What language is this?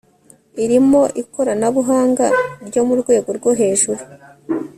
Kinyarwanda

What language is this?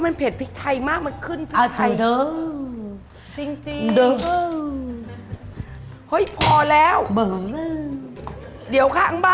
Thai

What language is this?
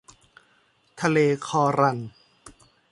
Thai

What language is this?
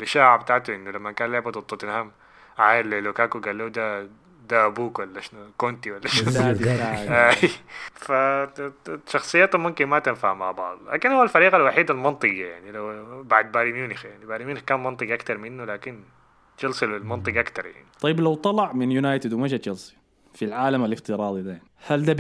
Arabic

